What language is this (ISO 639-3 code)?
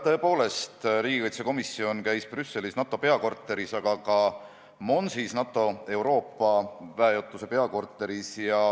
est